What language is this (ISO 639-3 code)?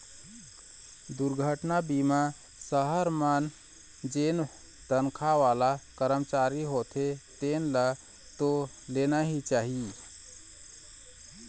hne